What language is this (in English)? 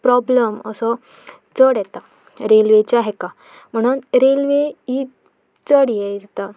Konkani